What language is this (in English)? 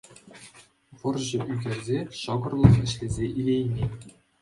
Chuvash